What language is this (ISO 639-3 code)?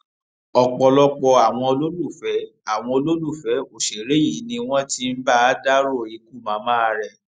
yor